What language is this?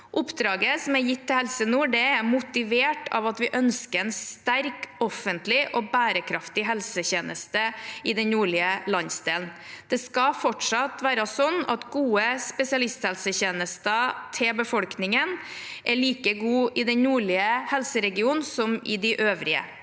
Norwegian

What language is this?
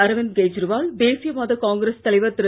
Tamil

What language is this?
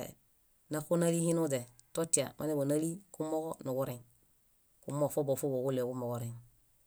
Bayot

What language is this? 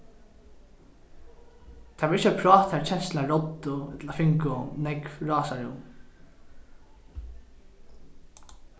Faroese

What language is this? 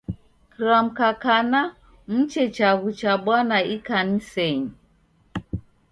Taita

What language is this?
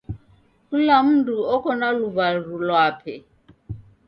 Taita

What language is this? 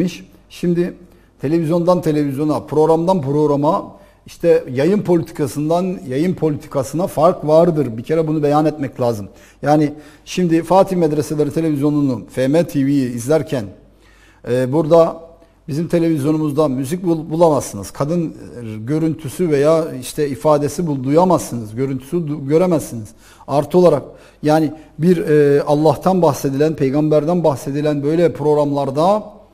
Turkish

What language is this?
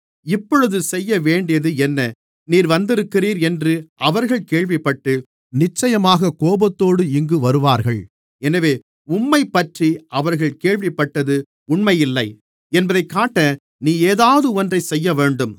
Tamil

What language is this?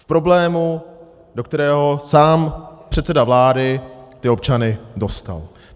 Czech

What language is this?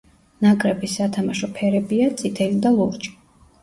Georgian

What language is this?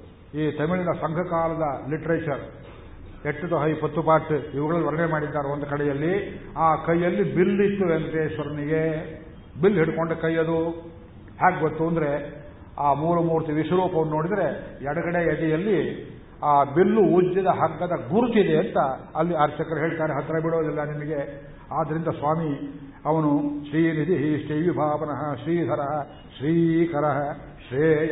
Kannada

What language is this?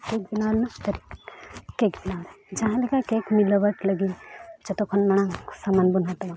Santali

